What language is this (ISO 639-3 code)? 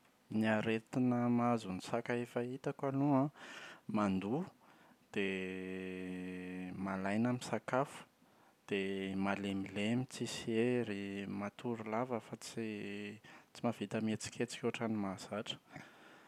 mlg